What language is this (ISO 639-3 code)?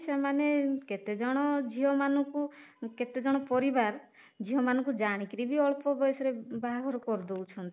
ori